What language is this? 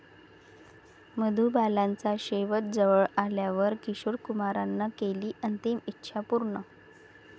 Marathi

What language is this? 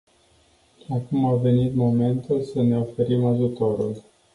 Romanian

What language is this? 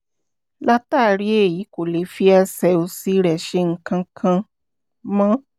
Yoruba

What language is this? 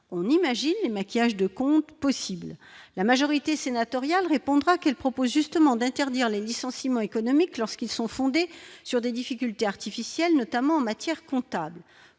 French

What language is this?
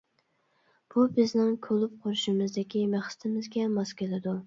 Uyghur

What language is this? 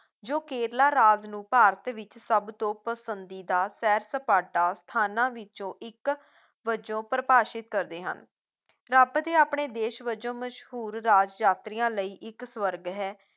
Punjabi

